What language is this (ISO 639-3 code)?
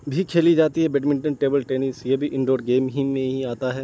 urd